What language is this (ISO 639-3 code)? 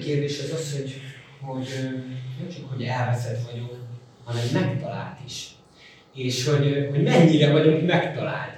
hun